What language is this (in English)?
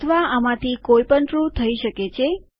Gujarati